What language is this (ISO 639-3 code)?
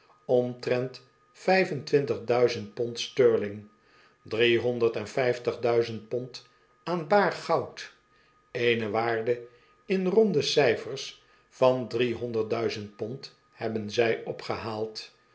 nld